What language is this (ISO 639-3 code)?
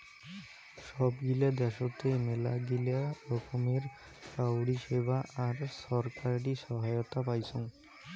ben